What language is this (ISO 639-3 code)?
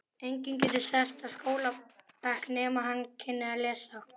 isl